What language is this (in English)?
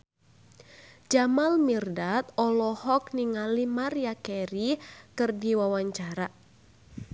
Sundanese